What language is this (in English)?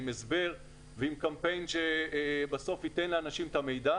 Hebrew